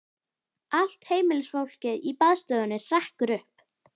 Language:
Icelandic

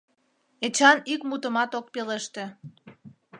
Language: Mari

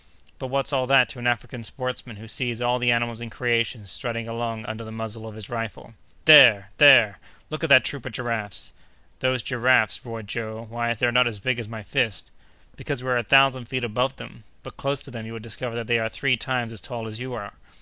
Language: English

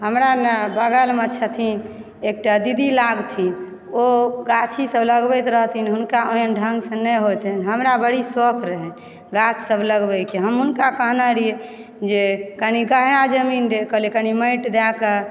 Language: Maithili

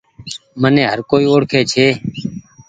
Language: Goaria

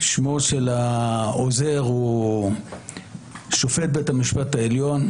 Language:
Hebrew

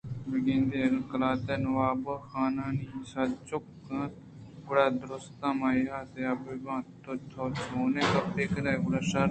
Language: Eastern Balochi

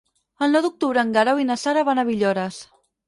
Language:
Catalan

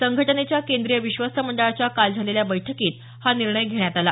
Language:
Marathi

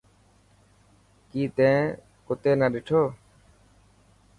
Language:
Dhatki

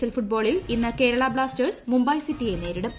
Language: Malayalam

